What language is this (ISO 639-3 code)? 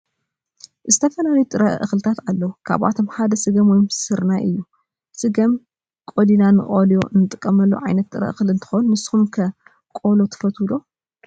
tir